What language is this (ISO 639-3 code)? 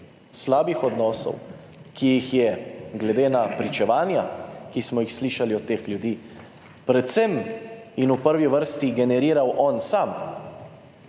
slv